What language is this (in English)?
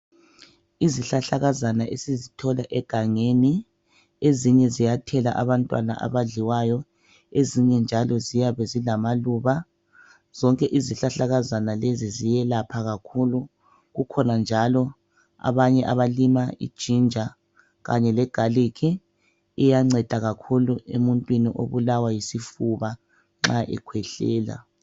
North Ndebele